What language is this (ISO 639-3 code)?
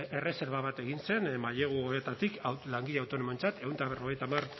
eus